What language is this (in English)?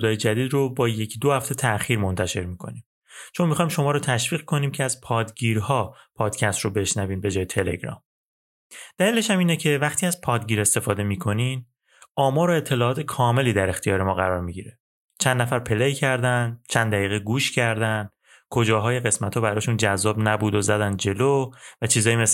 Persian